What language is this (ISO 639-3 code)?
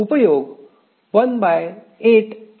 mar